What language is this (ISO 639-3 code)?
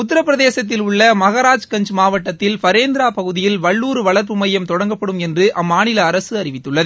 tam